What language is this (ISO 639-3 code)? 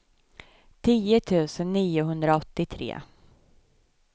swe